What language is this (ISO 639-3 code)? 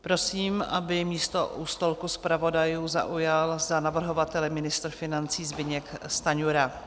ces